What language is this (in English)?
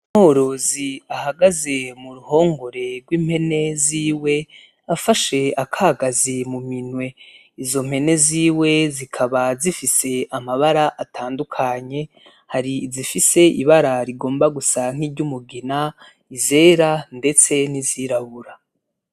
Rundi